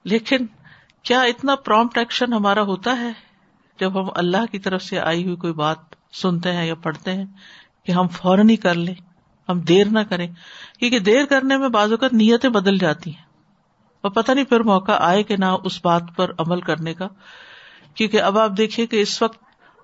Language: Urdu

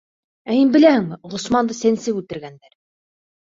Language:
Bashkir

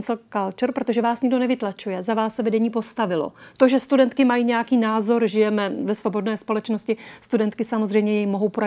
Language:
Czech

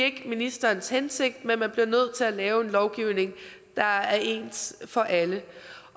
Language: Danish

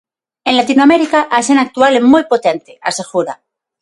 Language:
Galician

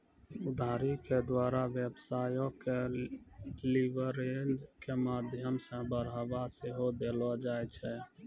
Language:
Maithili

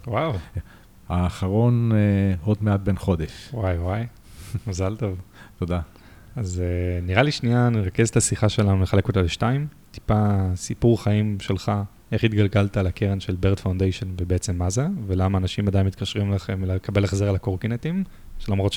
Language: Hebrew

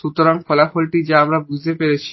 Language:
Bangla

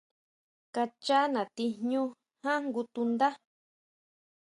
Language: Huautla Mazatec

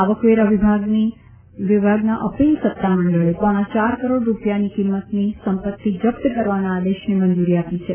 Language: Gujarati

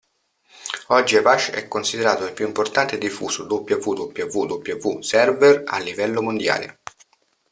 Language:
Italian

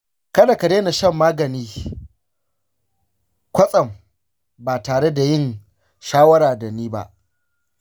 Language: Hausa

